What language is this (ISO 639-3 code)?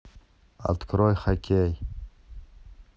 rus